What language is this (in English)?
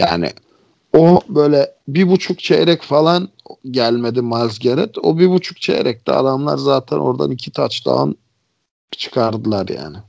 Turkish